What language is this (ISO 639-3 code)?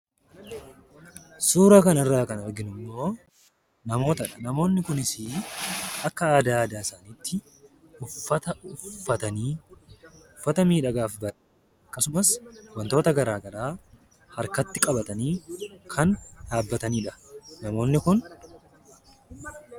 orm